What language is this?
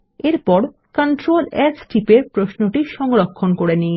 Bangla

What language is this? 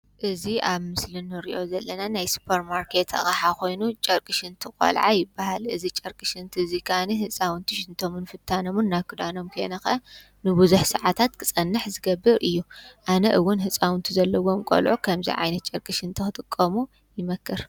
Tigrinya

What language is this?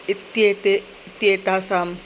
Sanskrit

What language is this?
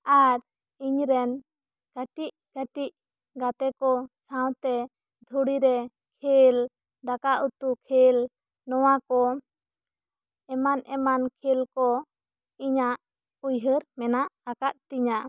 Santali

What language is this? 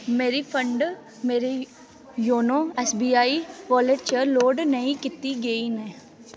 Dogri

